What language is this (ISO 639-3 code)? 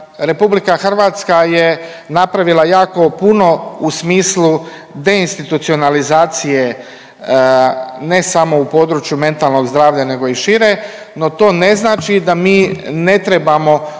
hrv